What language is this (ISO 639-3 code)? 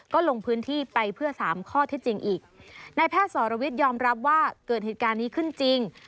tha